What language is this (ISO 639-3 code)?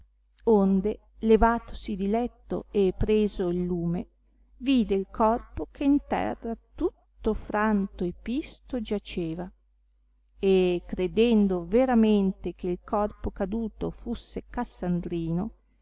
ita